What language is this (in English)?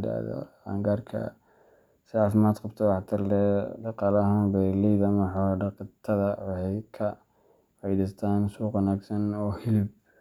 Somali